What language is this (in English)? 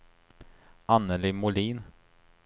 Swedish